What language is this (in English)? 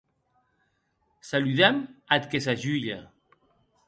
Occitan